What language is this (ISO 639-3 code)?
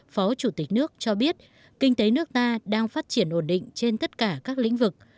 vie